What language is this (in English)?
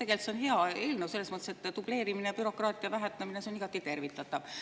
Estonian